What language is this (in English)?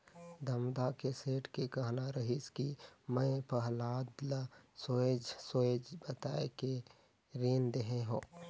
Chhattisgarhi